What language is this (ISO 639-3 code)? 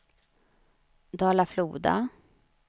swe